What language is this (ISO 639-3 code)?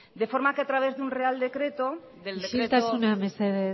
spa